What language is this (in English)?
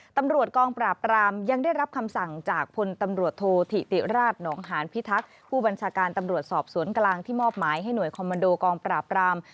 Thai